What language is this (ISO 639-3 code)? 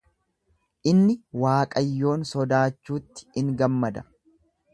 orm